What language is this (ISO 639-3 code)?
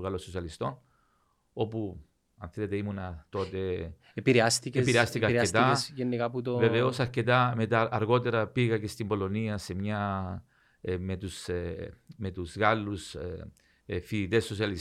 ell